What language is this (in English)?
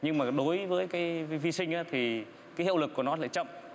Vietnamese